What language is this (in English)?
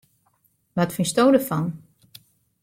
Western Frisian